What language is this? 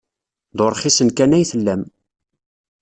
Kabyle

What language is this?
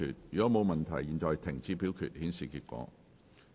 Cantonese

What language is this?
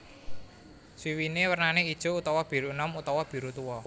Javanese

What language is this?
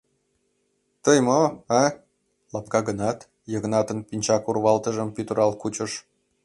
Mari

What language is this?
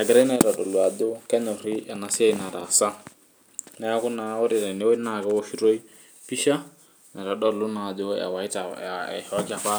Masai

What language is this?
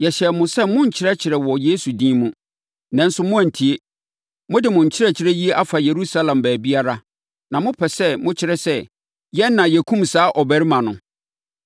Akan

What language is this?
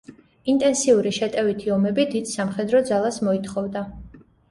Georgian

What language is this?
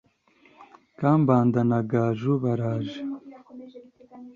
Kinyarwanda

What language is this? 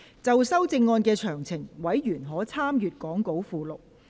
Cantonese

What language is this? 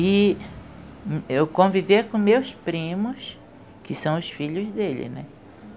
Portuguese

